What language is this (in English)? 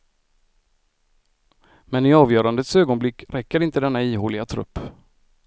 Swedish